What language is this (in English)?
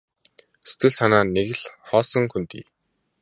Mongolian